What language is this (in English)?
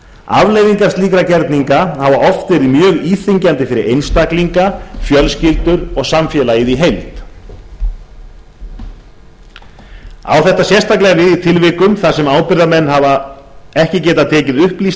Icelandic